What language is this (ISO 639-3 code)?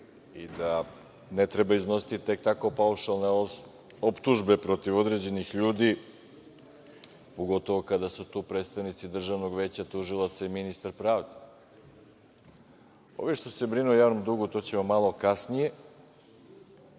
srp